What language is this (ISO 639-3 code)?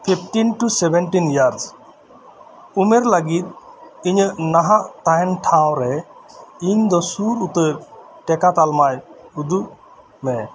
sat